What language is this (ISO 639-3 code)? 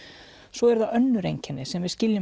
isl